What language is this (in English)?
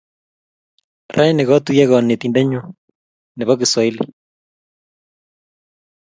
Kalenjin